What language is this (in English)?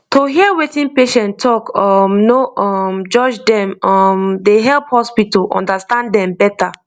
Nigerian Pidgin